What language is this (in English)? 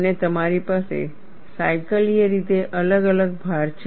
Gujarati